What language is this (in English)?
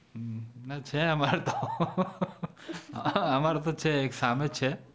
Gujarati